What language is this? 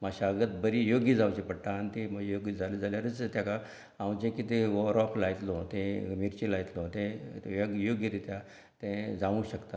Konkani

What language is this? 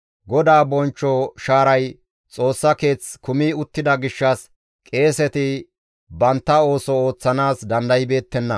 Gamo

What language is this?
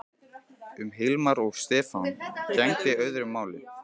Icelandic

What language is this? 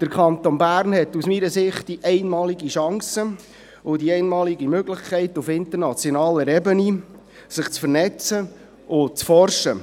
Swiss German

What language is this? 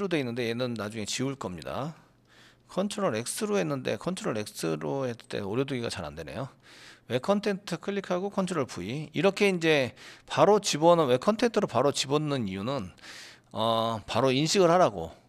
Korean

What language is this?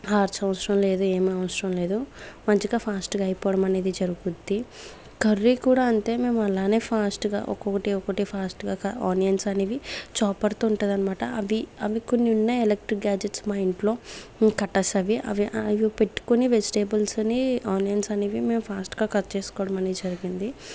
Telugu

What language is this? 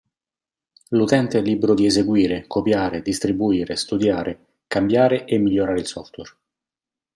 Italian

